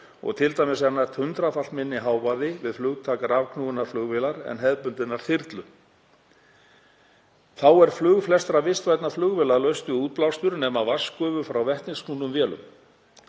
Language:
Icelandic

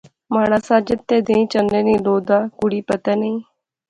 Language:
Pahari-Potwari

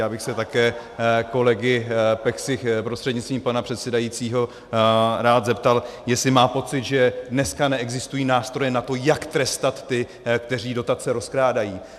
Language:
Czech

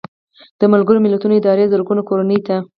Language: Pashto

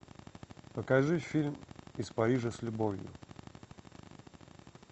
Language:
Russian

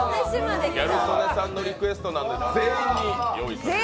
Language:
Japanese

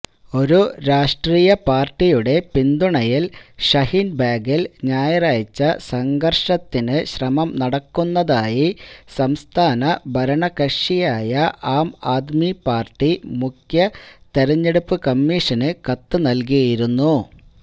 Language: Malayalam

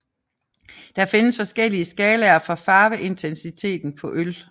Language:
Danish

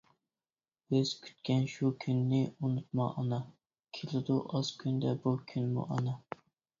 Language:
Uyghur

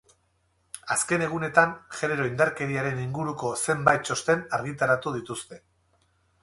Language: Basque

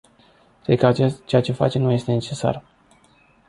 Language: Romanian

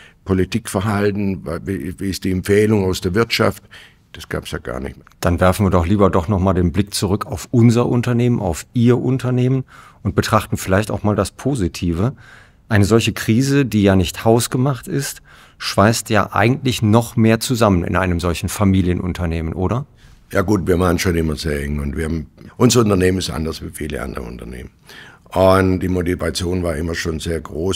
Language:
German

